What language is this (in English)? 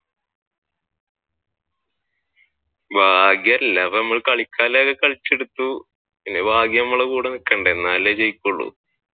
Malayalam